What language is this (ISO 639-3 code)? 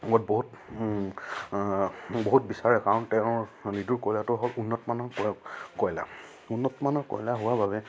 asm